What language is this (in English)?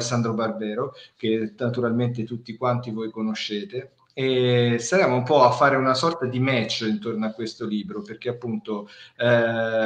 Italian